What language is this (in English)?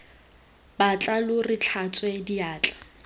Tswana